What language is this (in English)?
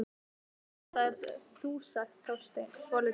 Icelandic